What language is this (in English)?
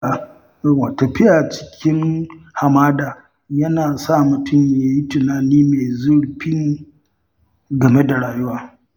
Hausa